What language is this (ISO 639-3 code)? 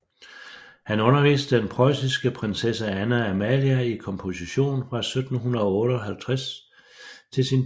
dan